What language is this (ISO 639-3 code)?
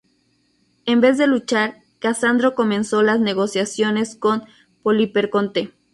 spa